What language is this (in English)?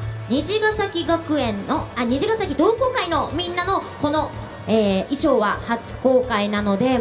Japanese